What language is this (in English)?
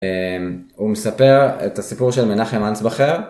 Hebrew